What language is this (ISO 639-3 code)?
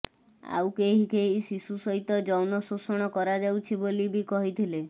ori